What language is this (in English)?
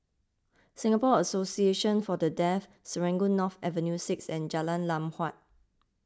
English